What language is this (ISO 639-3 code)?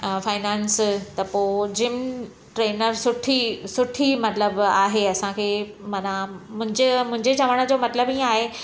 snd